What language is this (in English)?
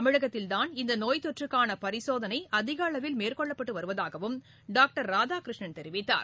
Tamil